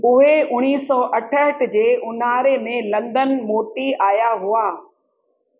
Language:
Sindhi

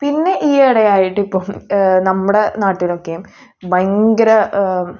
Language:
Malayalam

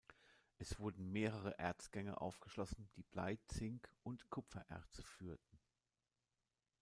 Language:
German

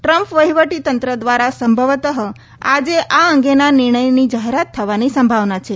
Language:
Gujarati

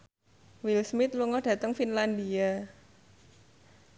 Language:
Javanese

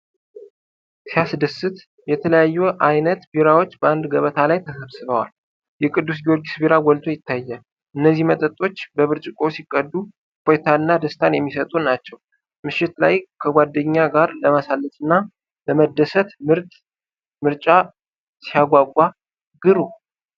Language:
Amharic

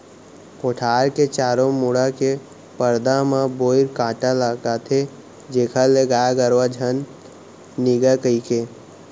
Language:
Chhattisgarhi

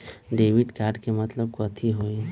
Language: Magahi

